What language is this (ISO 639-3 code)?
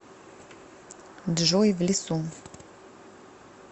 rus